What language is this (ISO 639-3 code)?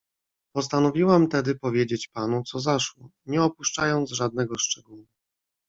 pol